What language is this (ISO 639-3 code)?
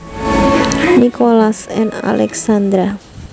jav